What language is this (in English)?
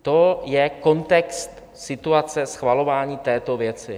Czech